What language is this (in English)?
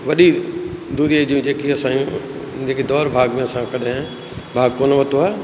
Sindhi